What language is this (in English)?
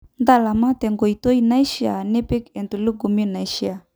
Masai